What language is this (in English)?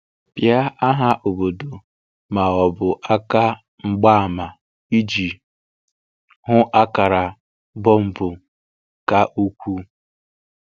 Igbo